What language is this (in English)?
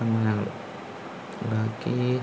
Malayalam